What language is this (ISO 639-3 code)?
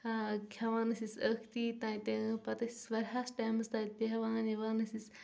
kas